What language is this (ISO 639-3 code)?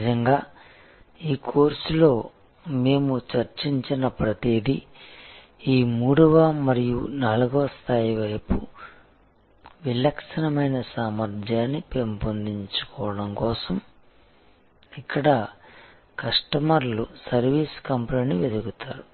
tel